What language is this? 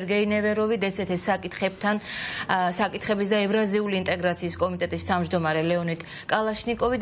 Romanian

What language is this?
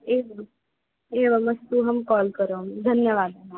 Sanskrit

